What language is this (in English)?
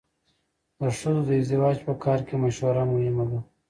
Pashto